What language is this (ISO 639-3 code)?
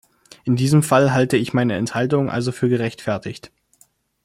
deu